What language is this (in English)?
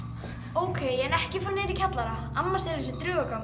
Icelandic